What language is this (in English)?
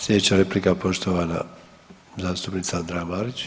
Croatian